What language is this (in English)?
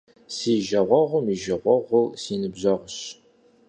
Kabardian